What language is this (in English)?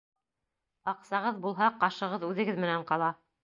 Bashkir